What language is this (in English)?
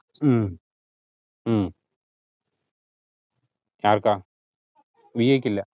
Malayalam